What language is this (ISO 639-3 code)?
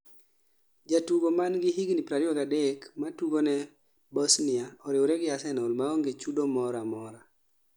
luo